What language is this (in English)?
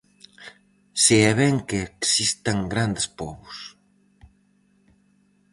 Galician